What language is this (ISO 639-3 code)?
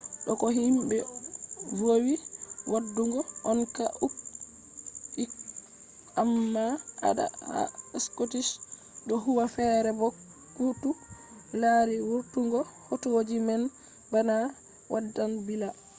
ful